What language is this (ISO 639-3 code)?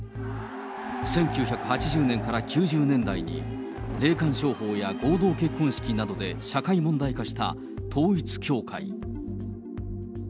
jpn